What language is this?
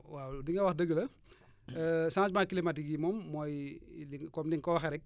Wolof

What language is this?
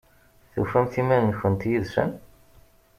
Kabyle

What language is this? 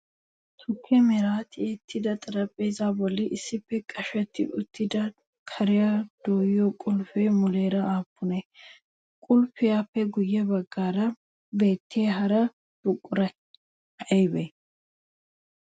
Wolaytta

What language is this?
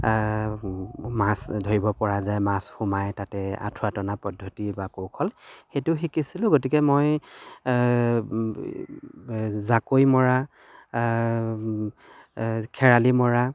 Assamese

